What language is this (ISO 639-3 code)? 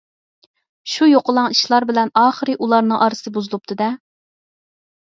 uig